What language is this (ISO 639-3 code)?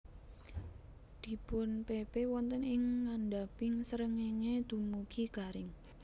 jav